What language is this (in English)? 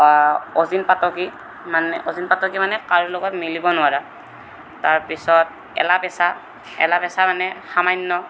Assamese